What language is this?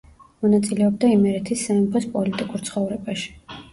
Georgian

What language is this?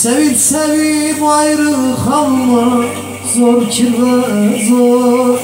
Turkish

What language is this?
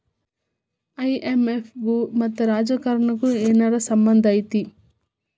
Kannada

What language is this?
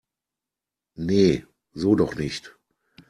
German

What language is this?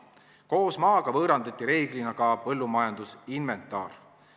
Estonian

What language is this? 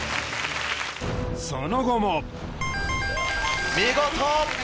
Japanese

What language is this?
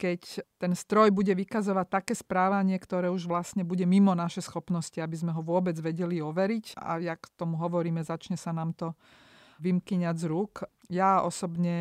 Slovak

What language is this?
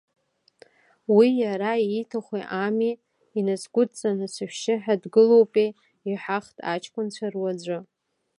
Abkhazian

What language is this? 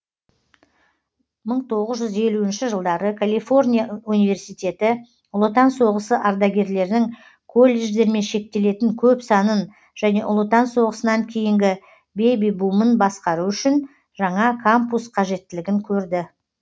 Kazakh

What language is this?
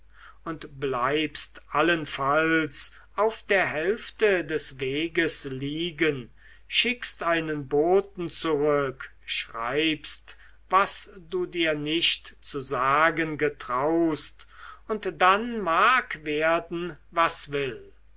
German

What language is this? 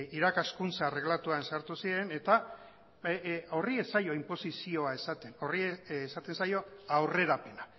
Basque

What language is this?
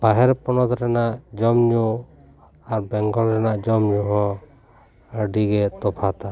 Santali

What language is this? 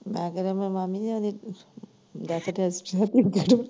Punjabi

